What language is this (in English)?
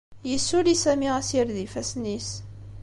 Kabyle